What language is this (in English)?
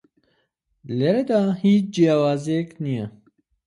Central Kurdish